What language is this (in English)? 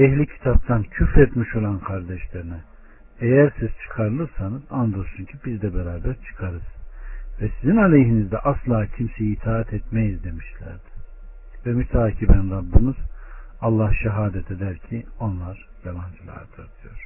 Turkish